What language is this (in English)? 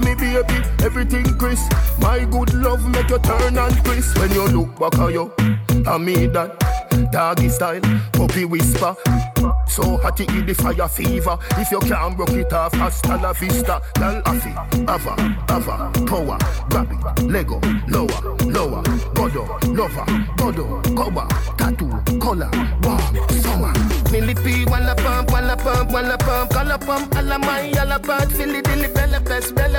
English